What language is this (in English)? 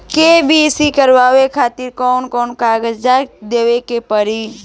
Bhojpuri